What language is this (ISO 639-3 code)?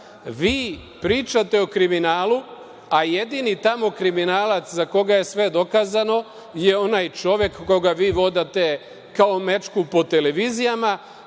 srp